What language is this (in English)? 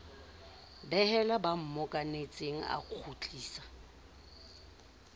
Southern Sotho